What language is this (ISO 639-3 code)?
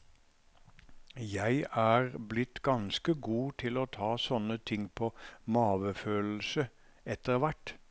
nor